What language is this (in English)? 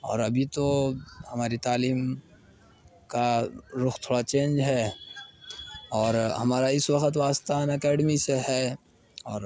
Urdu